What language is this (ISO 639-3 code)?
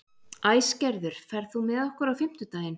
isl